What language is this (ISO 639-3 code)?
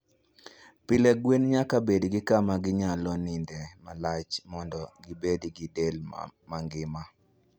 luo